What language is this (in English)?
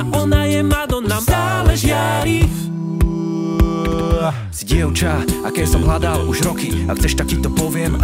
Polish